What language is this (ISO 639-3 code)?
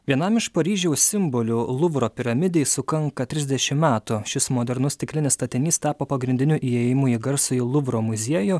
lit